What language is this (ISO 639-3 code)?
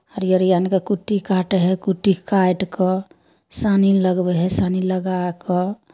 mai